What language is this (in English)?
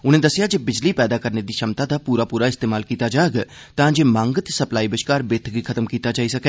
Dogri